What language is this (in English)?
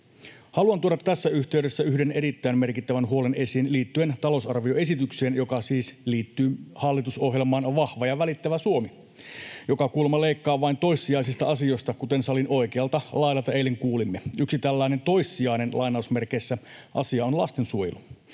Finnish